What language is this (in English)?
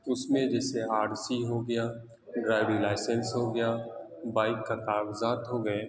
Urdu